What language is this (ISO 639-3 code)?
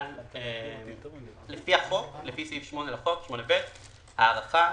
heb